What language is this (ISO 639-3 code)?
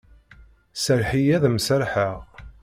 kab